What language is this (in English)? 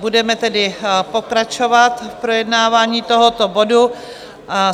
Czech